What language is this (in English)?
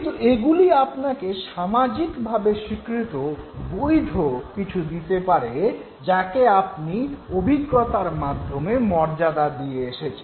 Bangla